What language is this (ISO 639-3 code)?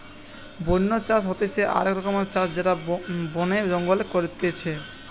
ben